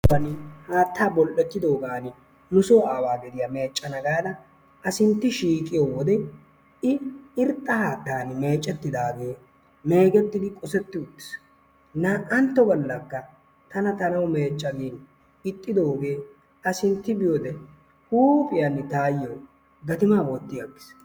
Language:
Wolaytta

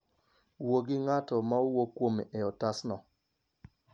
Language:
Luo (Kenya and Tanzania)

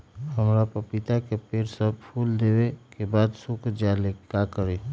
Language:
Magahi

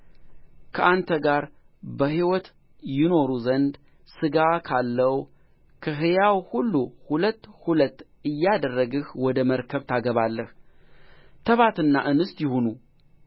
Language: Amharic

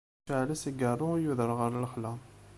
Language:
Kabyle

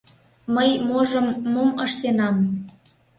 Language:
Mari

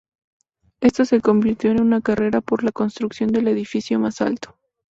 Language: Spanish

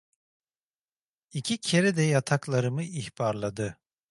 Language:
Turkish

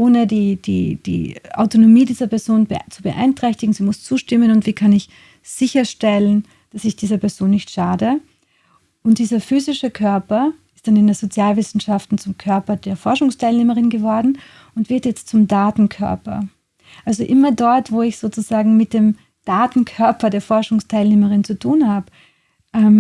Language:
German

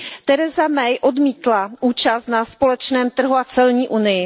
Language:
Czech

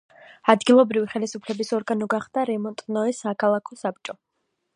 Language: Georgian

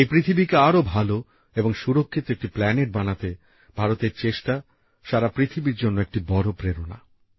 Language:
Bangla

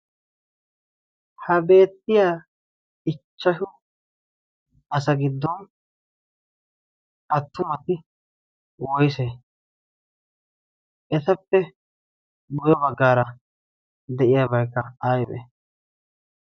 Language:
Wolaytta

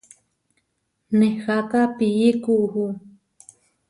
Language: Huarijio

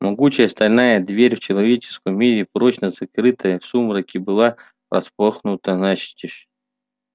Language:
Russian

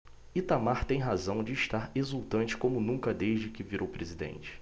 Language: Portuguese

